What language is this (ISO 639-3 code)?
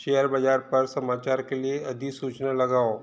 hin